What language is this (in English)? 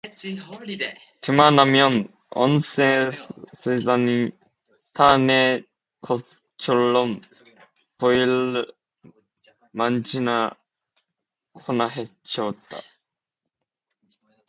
Korean